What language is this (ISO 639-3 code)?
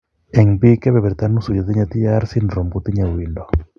kln